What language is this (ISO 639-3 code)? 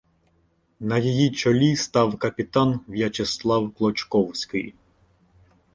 ukr